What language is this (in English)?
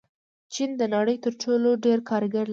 Pashto